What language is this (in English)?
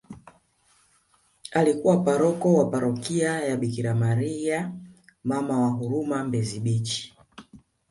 Swahili